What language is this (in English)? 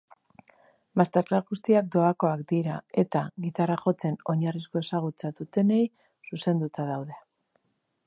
Basque